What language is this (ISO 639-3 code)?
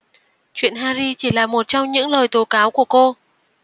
vie